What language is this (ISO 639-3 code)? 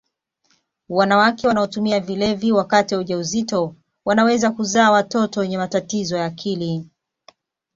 swa